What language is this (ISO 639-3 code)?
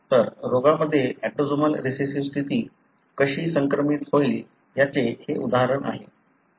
mar